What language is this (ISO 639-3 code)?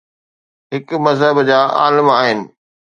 snd